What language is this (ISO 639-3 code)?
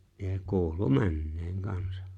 fin